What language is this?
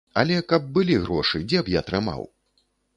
Belarusian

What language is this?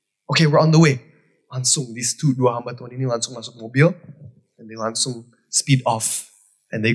Indonesian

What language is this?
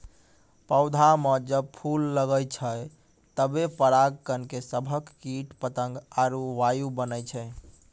Maithili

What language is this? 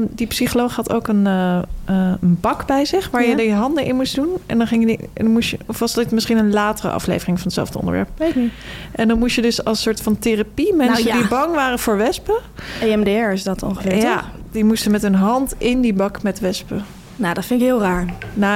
Dutch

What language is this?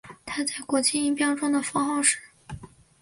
Chinese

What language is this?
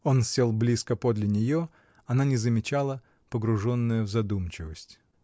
Russian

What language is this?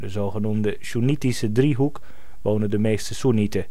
Dutch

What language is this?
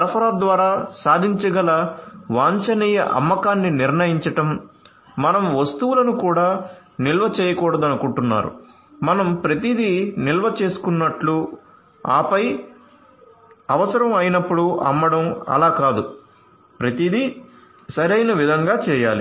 Telugu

